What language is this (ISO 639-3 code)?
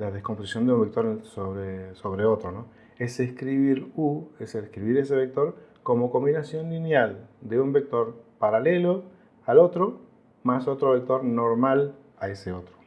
spa